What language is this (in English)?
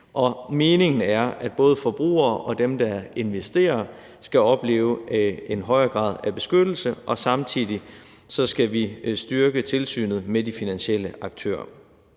Danish